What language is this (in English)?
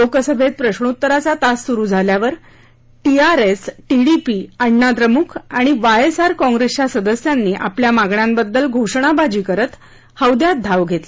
Marathi